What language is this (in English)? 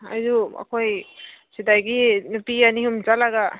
Manipuri